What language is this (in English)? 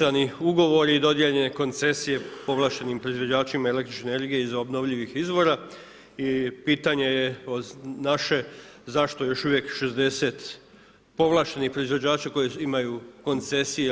Croatian